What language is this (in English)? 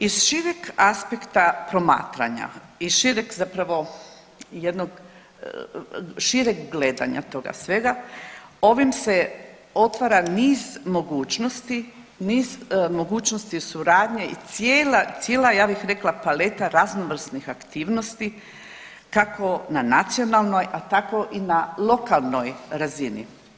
Croatian